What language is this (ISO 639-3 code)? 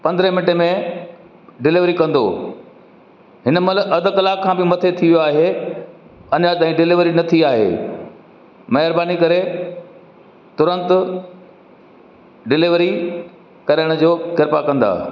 snd